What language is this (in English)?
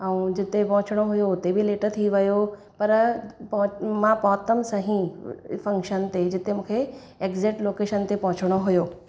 Sindhi